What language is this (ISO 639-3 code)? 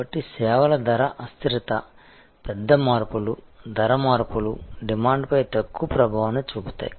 tel